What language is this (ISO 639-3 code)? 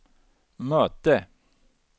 swe